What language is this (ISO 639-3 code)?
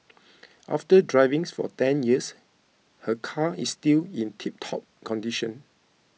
eng